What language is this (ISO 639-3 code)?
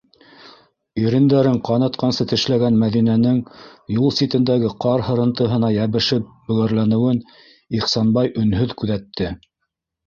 bak